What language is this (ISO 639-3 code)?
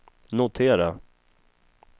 swe